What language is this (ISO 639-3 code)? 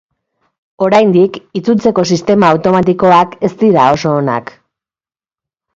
eus